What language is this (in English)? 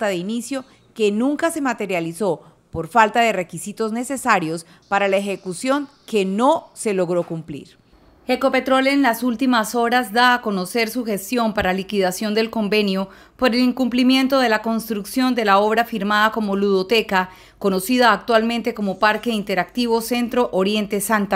Spanish